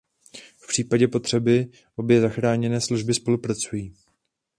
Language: Czech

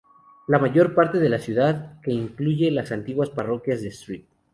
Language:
Spanish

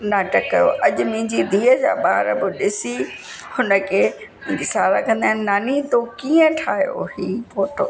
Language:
Sindhi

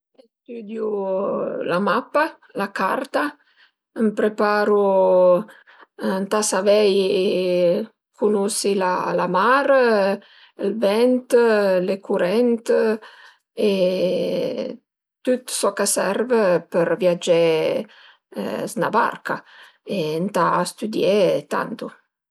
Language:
Piedmontese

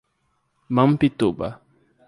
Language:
Portuguese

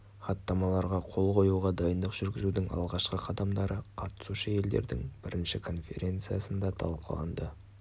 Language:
Kazakh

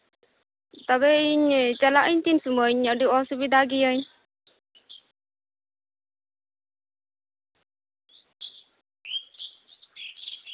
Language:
Santali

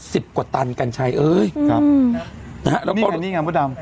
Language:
Thai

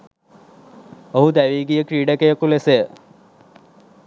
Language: Sinhala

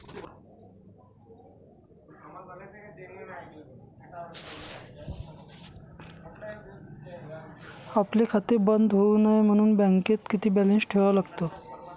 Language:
Marathi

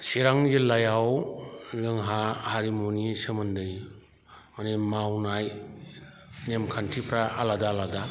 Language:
Bodo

